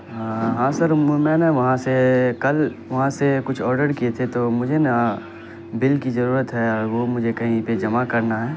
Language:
Urdu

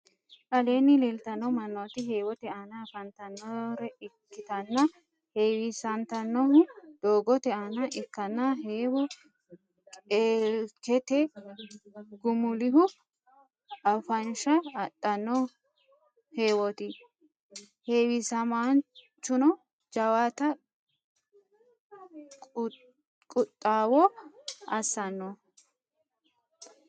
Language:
Sidamo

